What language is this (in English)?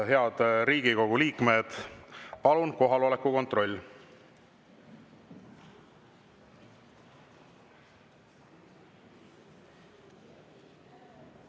Estonian